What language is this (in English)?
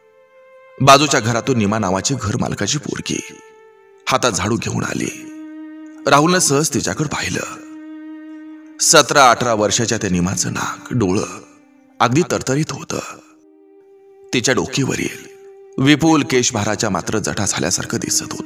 Romanian